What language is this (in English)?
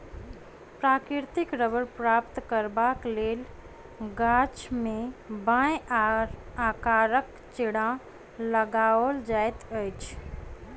Maithili